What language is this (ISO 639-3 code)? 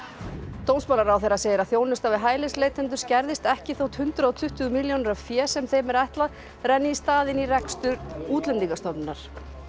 isl